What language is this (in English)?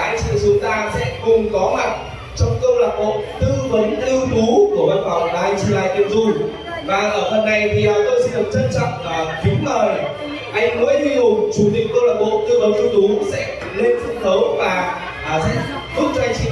Vietnamese